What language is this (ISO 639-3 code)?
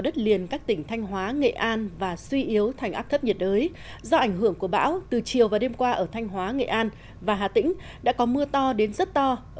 vie